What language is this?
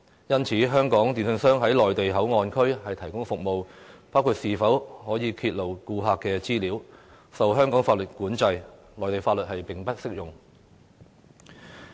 Cantonese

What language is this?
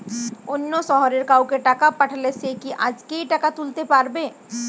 Bangla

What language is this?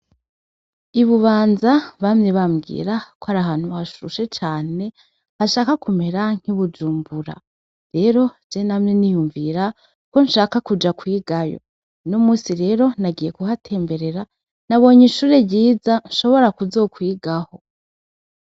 Rundi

